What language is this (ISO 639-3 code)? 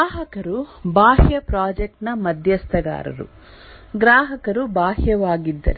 kan